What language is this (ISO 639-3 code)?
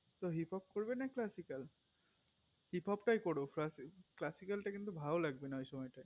ben